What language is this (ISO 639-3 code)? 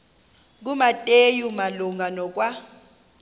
xho